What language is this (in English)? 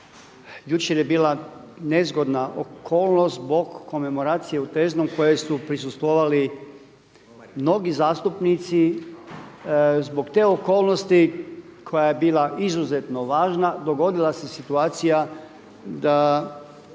Croatian